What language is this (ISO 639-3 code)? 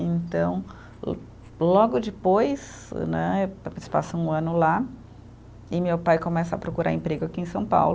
por